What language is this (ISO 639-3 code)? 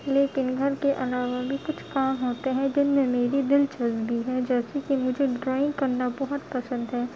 urd